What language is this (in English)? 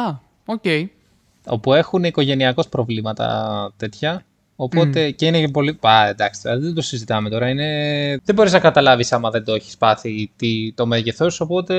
Greek